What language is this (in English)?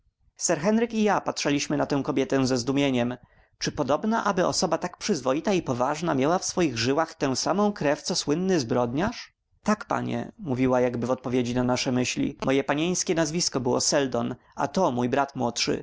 Polish